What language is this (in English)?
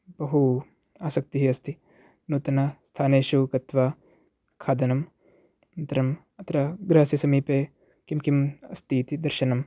Sanskrit